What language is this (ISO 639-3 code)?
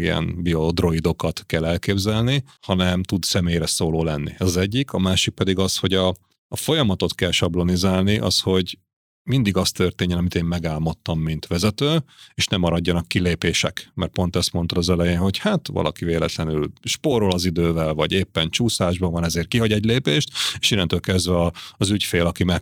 hun